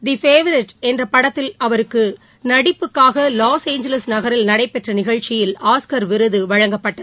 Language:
Tamil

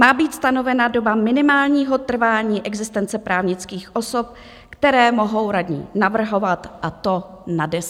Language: Czech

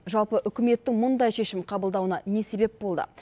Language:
Kazakh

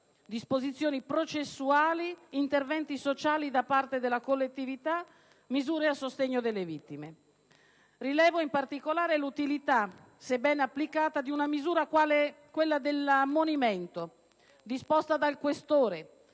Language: Italian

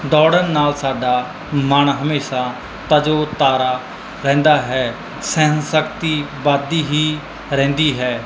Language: Punjabi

